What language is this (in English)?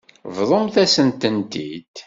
Kabyle